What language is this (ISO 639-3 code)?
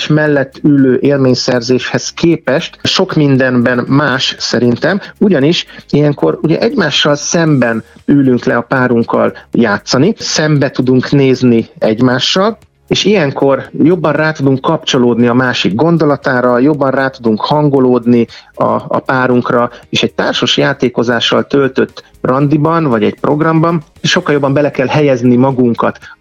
hun